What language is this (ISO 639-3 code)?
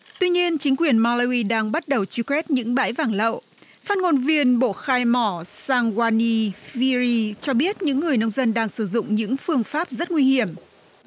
vie